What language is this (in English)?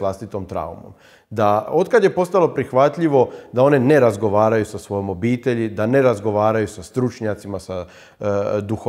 Croatian